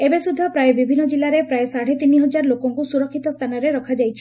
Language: Odia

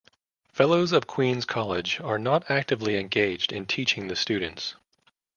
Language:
English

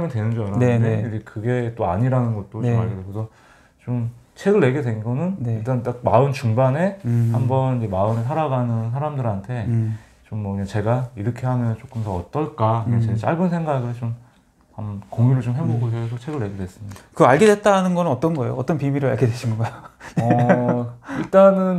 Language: Korean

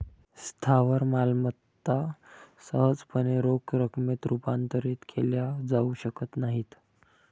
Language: Marathi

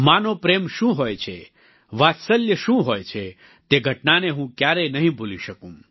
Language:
Gujarati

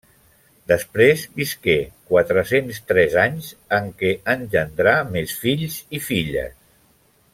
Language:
Catalan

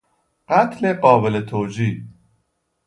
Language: Persian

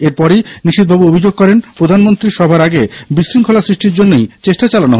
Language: Bangla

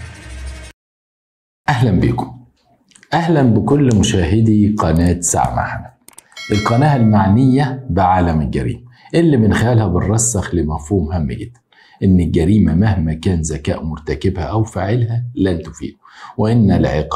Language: Arabic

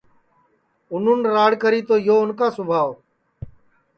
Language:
Sansi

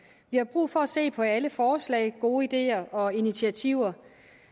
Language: Danish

